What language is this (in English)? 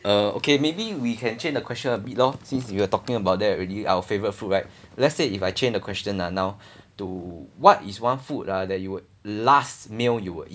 English